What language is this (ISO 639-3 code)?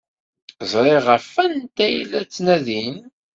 kab